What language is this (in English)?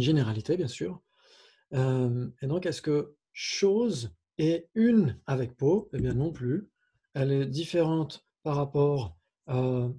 French